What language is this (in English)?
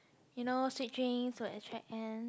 English